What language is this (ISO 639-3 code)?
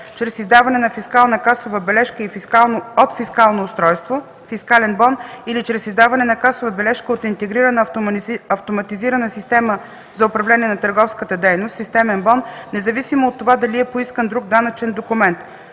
bul